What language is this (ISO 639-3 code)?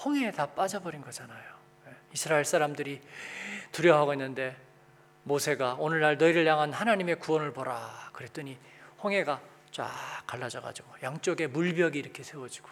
kor